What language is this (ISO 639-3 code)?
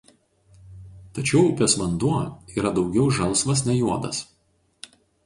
lit